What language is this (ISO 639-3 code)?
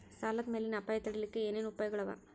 kan